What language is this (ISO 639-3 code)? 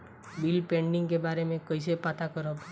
bho